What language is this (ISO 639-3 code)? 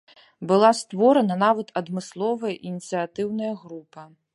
bel